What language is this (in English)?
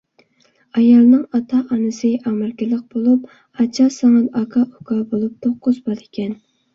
Uyghur